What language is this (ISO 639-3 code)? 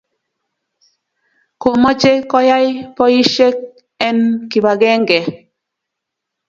kln